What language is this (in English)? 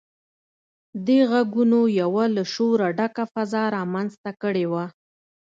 Pashto